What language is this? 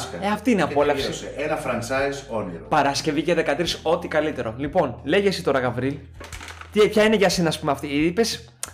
Greek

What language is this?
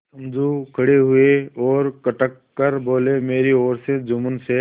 Hindi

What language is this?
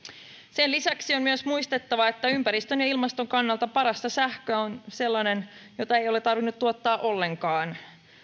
Finnish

